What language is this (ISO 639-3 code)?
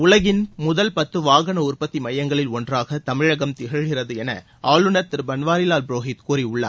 tam